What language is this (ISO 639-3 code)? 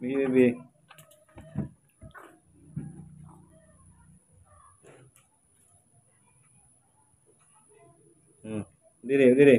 ind